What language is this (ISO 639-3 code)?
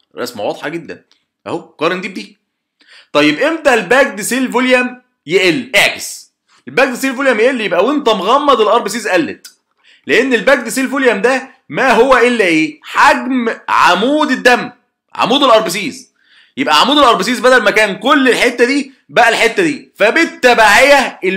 ara